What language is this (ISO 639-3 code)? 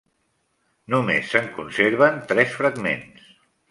cat